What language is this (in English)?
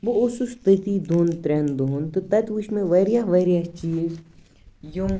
Kashmiri